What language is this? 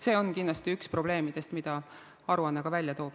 Estonian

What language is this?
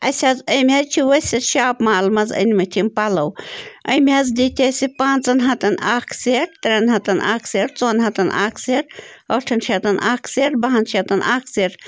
Kashmiri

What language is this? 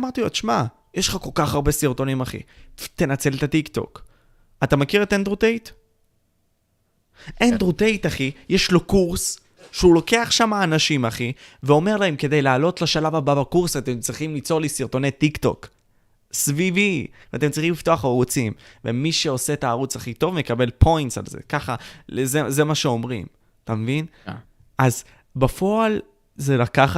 Hebrew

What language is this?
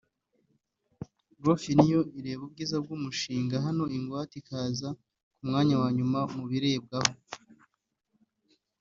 Kinyarwanda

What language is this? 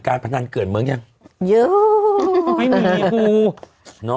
Thai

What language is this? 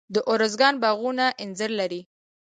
Pashto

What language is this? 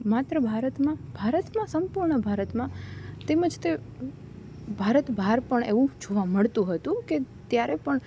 Gujarati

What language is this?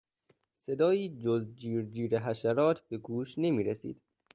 Persian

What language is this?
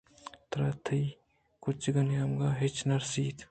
Eastern Balochi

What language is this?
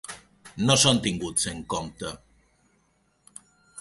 Catalan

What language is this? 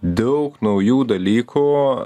Lithuanian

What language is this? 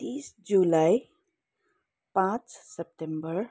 Nepali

